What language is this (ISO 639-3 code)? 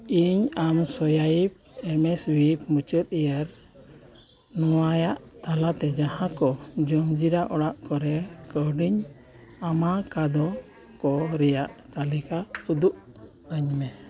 sat